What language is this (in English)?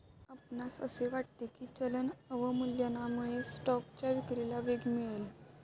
Marathi